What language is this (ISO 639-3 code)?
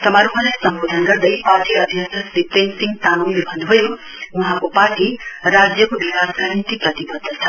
nep